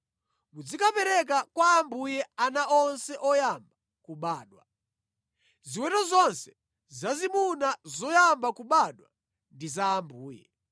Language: Nyanja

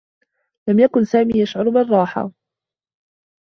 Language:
Arabic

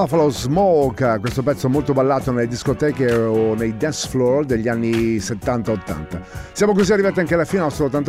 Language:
Italian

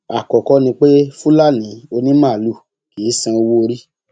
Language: Yoruba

